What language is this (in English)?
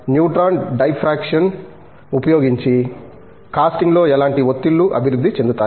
Telugu